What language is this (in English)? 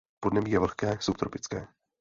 Czech